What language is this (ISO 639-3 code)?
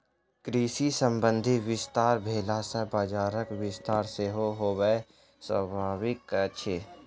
mai